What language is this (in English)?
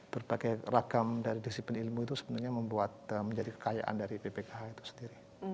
Indonesian